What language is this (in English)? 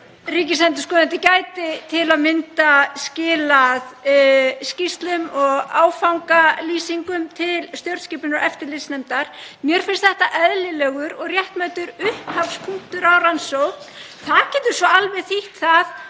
Icelandic